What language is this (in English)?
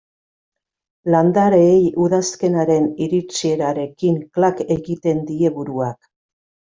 Basque